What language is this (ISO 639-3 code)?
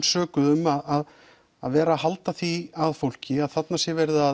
isl